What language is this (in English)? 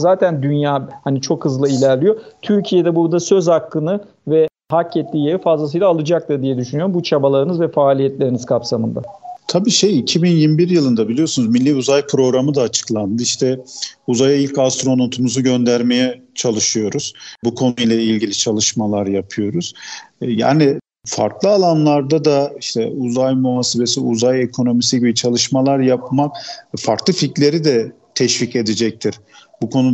Turkish